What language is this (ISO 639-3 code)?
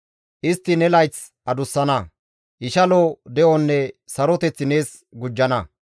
gmv